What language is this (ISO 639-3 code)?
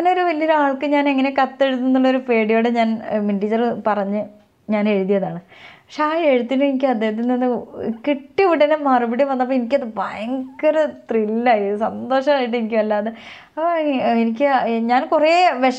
mal